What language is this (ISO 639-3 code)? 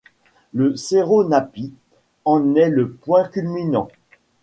fra